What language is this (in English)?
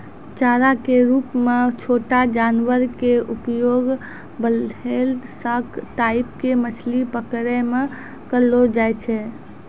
Maithili